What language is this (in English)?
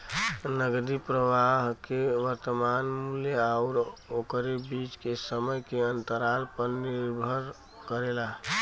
Bhojpuri